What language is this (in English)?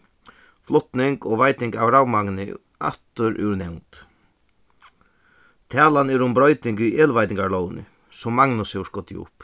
Faroese